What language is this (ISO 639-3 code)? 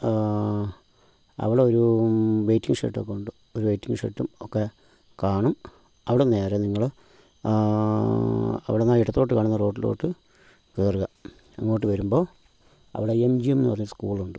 mal